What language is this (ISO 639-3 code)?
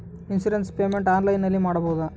kan